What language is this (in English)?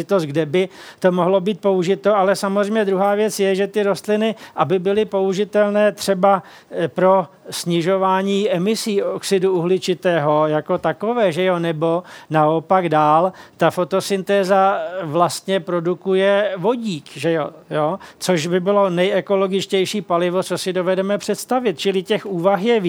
Czech